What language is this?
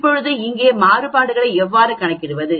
Tamil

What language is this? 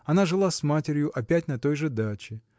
Russian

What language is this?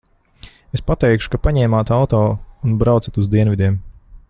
Latvian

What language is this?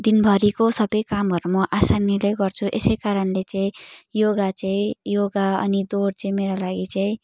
Nepali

